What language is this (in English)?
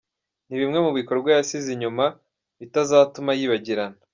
Kinyarwanda